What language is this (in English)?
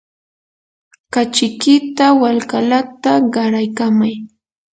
Yanahuanca Pasco Quechua